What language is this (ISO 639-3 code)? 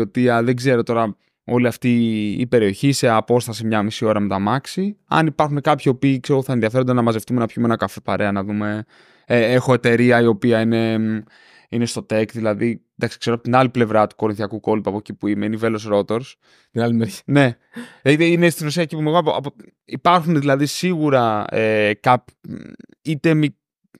ell